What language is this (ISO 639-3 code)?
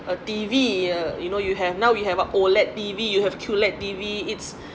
eng